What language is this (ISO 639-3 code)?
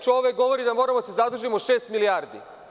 srp